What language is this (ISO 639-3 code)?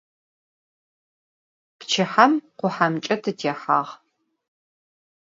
ady